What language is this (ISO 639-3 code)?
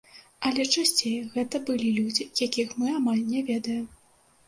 bel